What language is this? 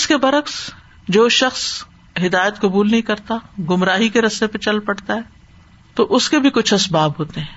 Urdu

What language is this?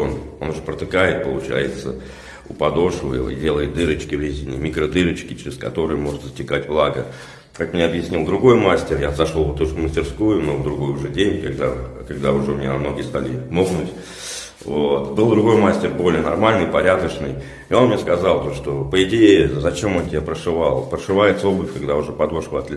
Russian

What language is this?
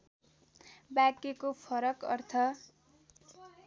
Nepali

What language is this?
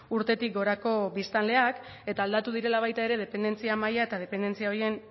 Basque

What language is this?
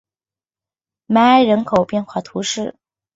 Chinese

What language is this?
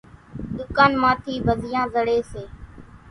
Kachi Koli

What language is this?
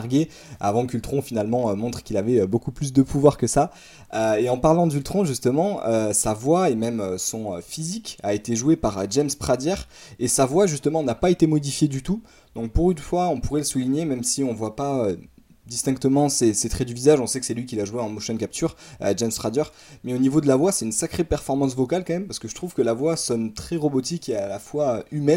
French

